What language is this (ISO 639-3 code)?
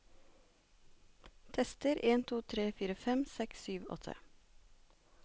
nor